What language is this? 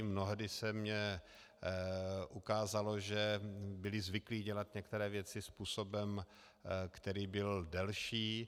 Czech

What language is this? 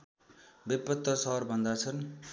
Nepali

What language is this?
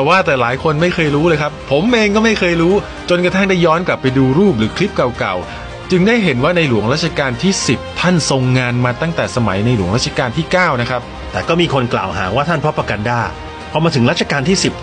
Thai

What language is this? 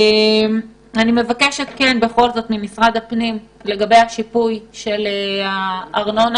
Hebrew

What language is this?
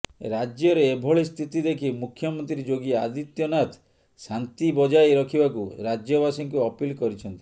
Odia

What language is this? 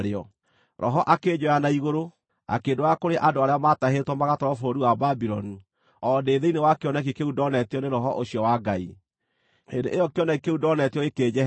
Kikuyu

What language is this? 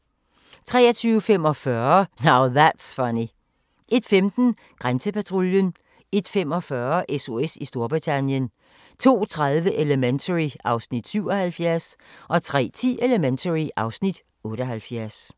Danish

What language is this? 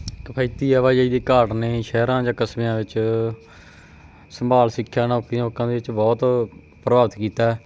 Punjabi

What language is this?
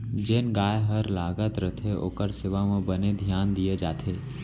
Chhattisgarhi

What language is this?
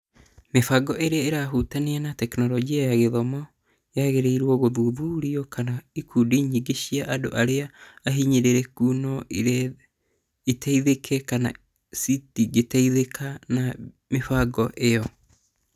Kikuyu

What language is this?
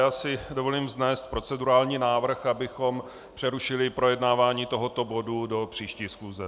Czech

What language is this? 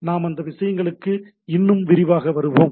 Tamil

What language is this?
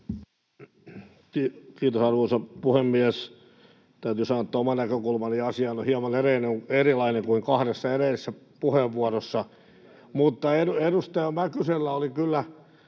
Finnish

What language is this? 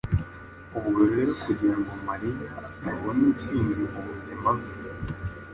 Kinyarwanda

